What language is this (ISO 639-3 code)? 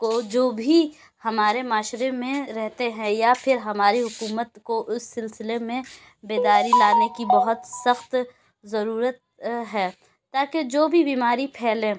urd